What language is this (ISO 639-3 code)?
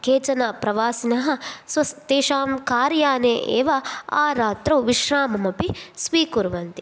san